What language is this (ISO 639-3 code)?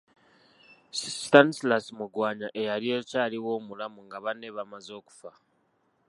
lug